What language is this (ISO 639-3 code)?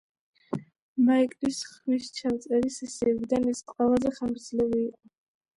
kat